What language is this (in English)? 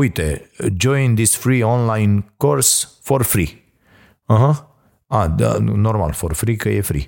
Romanian